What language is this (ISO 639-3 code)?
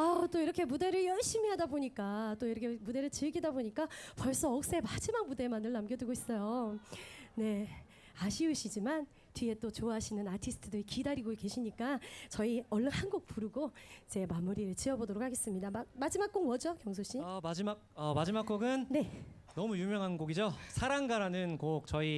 kor